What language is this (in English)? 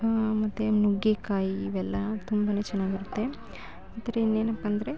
Kannada